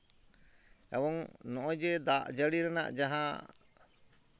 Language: Santali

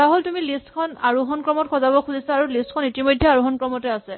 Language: Assamese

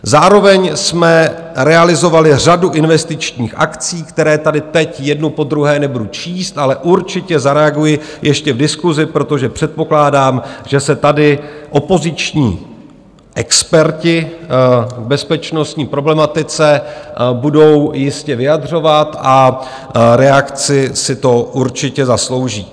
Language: Czech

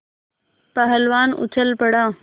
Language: Hindi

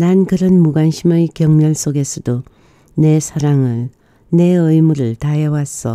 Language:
Korean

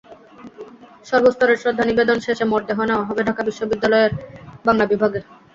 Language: Bangla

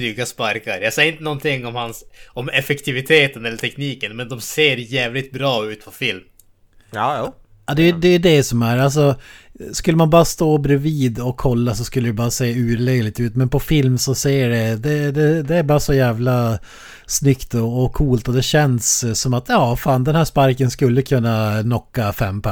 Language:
Swedish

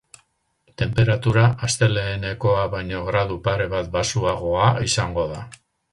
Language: Basque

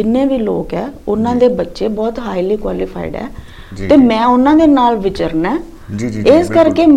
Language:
Punjabi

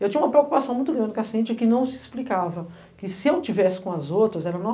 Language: Portuguese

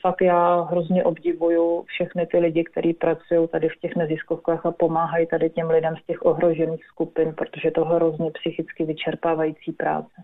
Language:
Czech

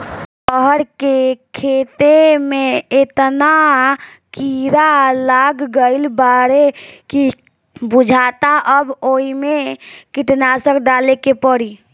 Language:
Bhojpuri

